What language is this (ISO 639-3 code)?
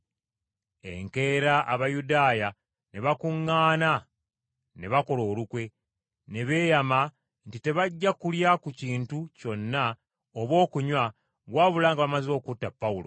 lug